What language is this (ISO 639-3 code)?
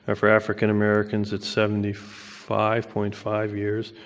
eng